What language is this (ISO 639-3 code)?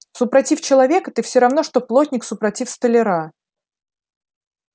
rus